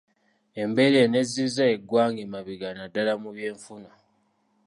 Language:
Ganda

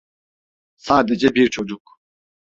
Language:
Turkish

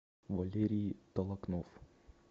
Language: Russian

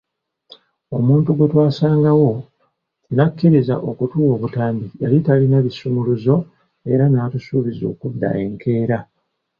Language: Ganda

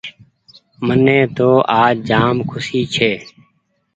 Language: Goaria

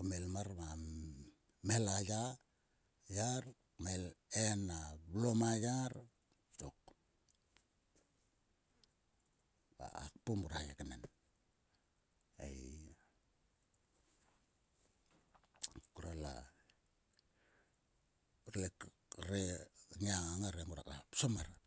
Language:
Sulka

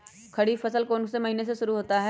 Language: Magahi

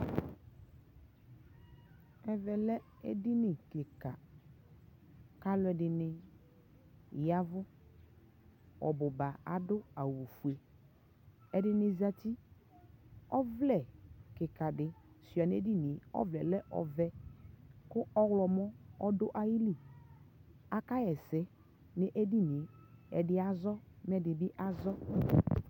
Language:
Ikposo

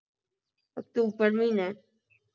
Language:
Punjabi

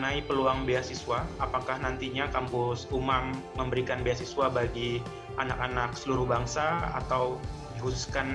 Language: Indonesian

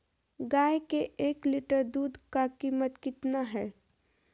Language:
Magahi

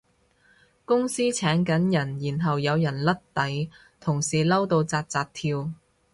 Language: Cantonese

